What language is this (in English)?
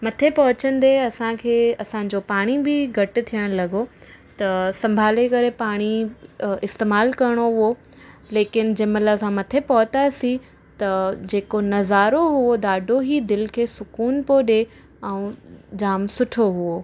Sindhi